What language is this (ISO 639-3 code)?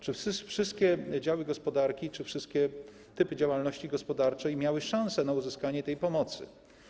pol